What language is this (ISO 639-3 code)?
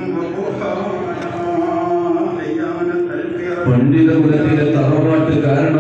ara